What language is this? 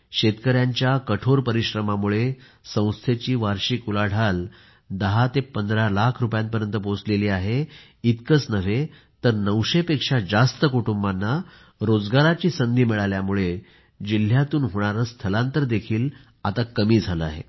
Marathi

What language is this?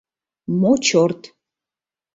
Mari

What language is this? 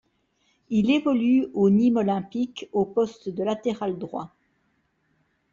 French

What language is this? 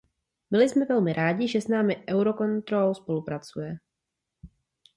Czech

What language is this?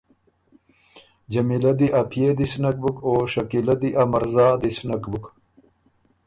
Ormuri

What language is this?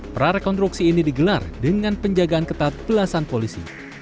Indonesian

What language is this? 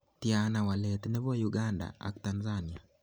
Kalenjin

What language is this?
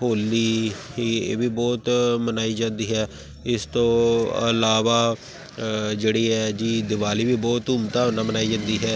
Punjabi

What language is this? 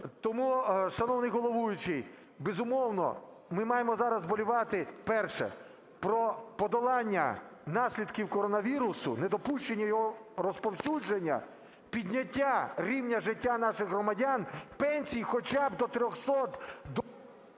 Ukrainian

